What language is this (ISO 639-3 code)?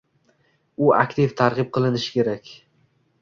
uzb